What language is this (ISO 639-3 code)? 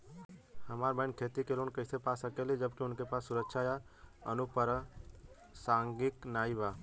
bho